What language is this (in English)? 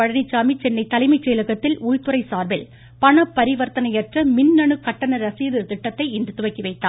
Tamil